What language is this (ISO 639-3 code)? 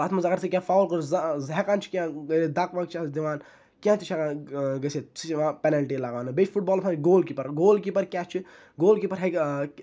kas